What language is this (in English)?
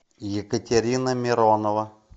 Russian